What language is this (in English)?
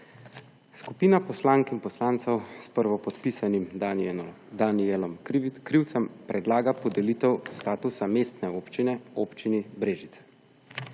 Slovenian